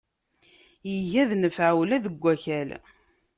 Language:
Kabyle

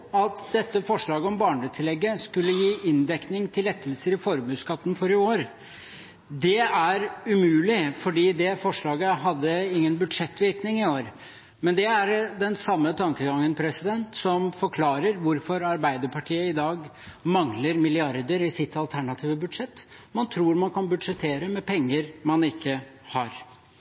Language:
Norwegian Bokmål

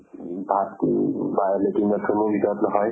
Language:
Assamese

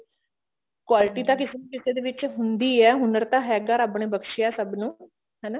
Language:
Punjabi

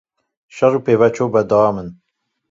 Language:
Kurdish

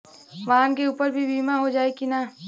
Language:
Bhojpuri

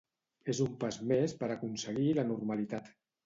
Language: Catalan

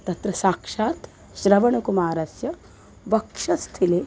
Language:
Sanskrit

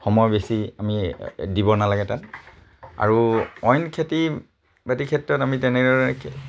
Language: Assamese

